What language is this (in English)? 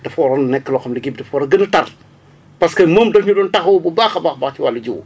Wolof